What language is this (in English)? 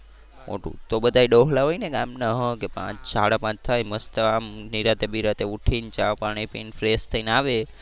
Gujarati